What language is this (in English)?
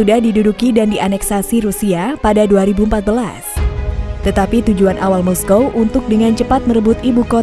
Indonesian